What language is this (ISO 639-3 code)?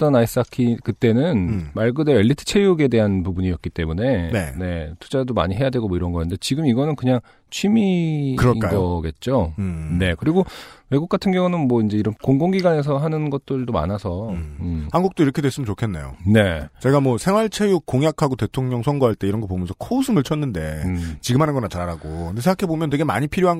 kor